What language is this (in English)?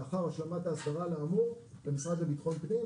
Hebrew